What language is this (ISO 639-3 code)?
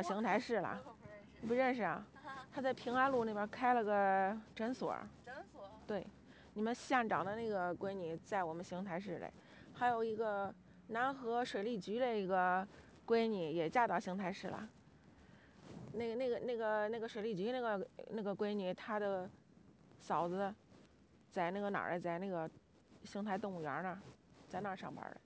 zho